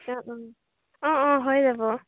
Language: Assamese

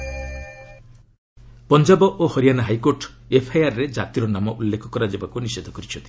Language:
Odia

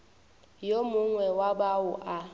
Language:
Northern Sotho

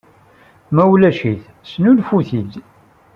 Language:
Kabyle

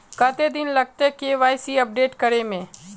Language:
Magahi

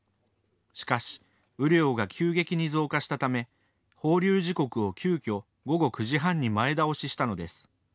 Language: Japanese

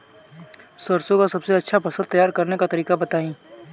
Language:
Bhojpuri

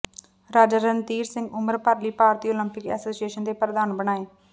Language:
Punjabi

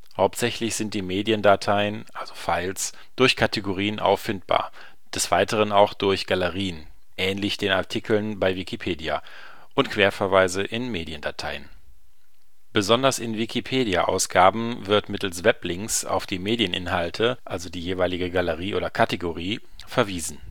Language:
German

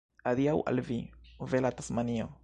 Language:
Esperanto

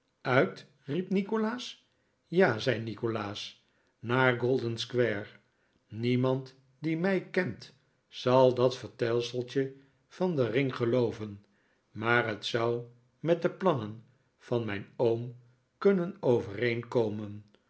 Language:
Dutch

